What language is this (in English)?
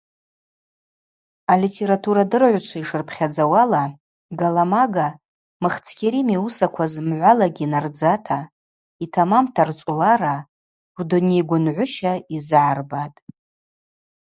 Abaza